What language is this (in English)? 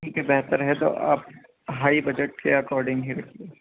Urdu